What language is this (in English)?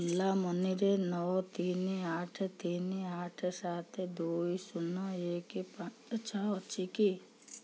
Odia